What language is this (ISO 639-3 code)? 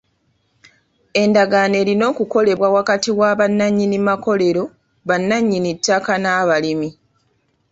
lug